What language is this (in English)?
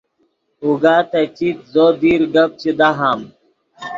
Yidgha